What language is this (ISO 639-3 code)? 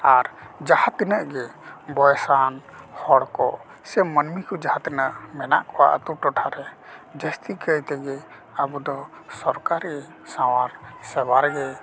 sat